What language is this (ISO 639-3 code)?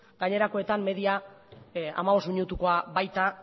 eus